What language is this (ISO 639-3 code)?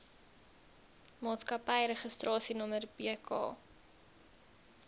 afr